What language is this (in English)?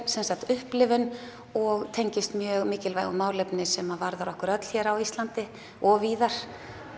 Icelandic